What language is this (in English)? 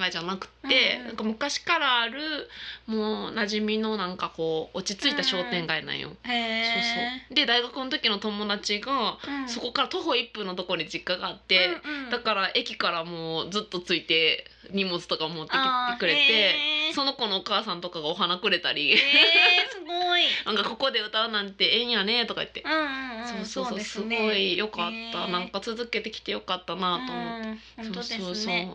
Japanese